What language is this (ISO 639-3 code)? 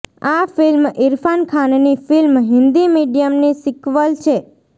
guj